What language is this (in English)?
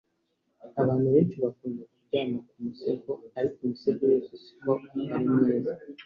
Kinyarwanda